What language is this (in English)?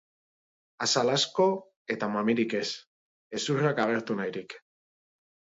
Basque